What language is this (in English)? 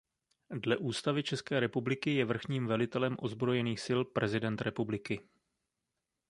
Czech